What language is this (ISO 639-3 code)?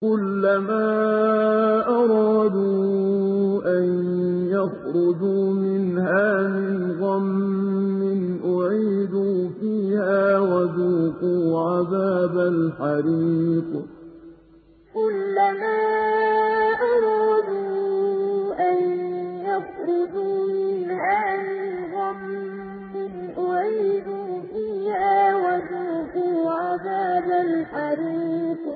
ara